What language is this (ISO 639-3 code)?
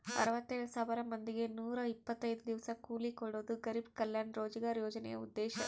kan